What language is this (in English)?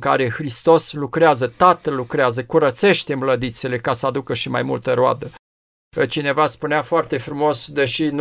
Romanian